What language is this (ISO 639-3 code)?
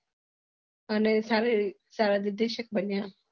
guj